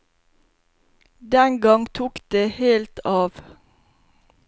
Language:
Norwegian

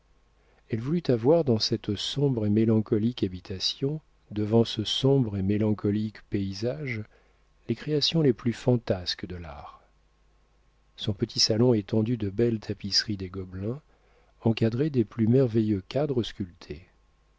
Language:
French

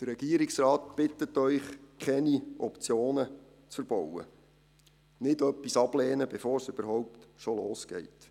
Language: Swiss German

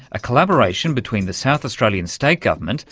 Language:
English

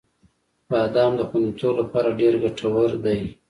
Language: Pashto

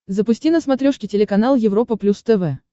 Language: Russian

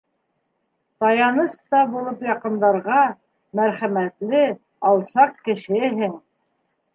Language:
Bashkir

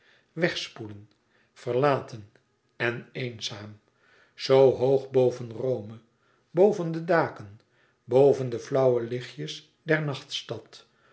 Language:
Dutch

